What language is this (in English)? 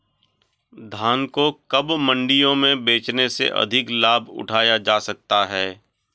Hindi